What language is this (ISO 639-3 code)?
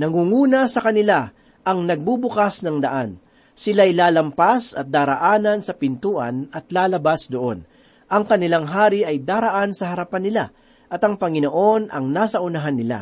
fil